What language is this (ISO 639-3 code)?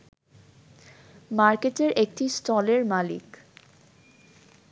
ben